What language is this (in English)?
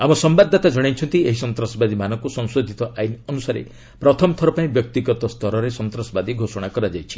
Odia